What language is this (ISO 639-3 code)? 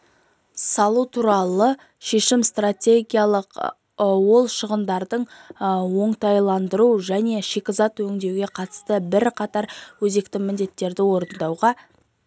kaz